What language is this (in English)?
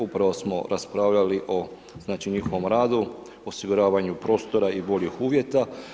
Croatian